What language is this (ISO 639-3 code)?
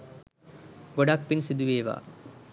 sin